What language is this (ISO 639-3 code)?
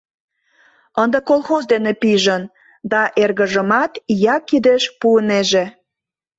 chm